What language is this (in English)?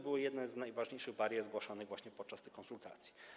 Polish